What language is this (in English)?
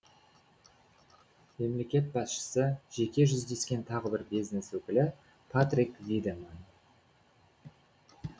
Kazakh